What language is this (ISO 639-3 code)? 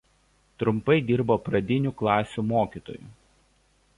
lit